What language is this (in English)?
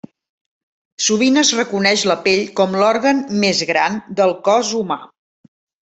Catalan